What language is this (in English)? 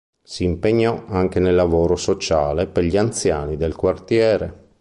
Italian